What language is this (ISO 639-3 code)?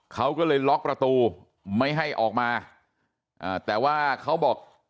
tha